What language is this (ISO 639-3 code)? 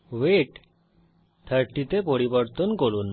ben